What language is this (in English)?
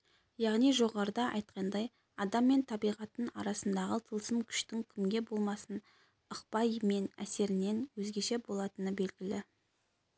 Kazakh